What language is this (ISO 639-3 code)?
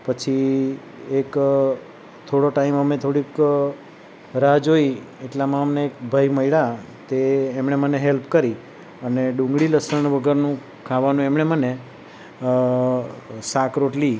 guj